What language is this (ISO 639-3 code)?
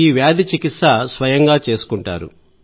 tel